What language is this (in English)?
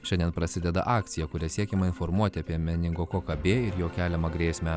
Lithuanian